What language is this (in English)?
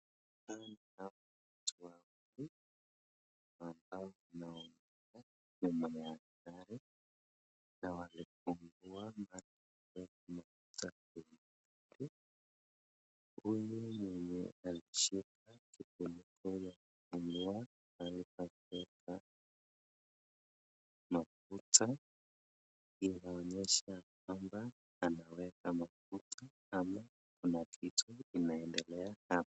Swahili